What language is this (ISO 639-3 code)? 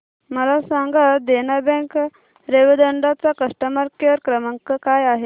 mar